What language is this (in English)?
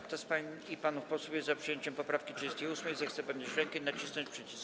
Polish